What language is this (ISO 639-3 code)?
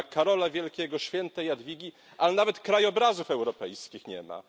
pol